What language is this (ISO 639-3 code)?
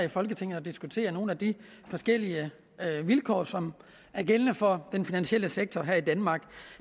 dan